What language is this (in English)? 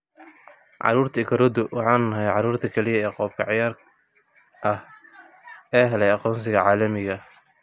Somali